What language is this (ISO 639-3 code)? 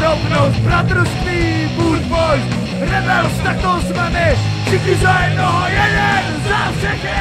lav